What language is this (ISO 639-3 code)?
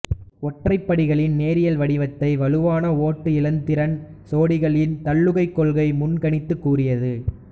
tam